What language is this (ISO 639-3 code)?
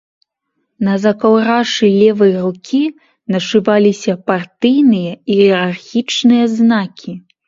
bel